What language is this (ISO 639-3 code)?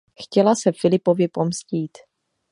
ces